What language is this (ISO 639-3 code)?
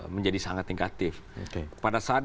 ind